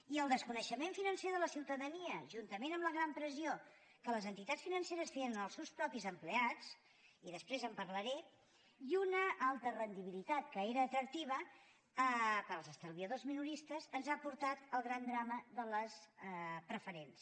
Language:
Catalan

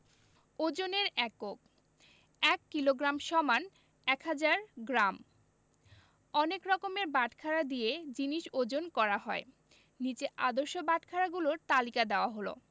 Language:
Bangla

